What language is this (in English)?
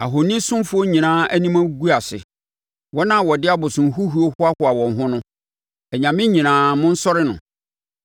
Akan